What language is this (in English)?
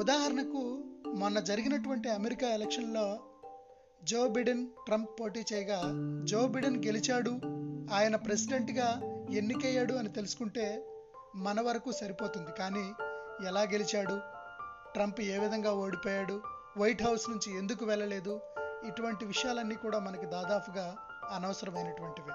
Telugu